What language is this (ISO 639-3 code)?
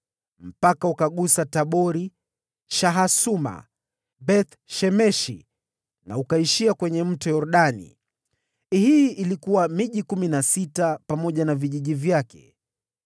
swa